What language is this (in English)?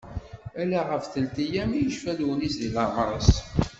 Kabyle